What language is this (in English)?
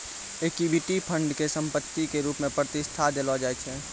Maithili